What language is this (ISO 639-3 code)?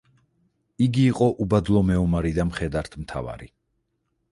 kat